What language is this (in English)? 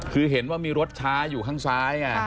Thai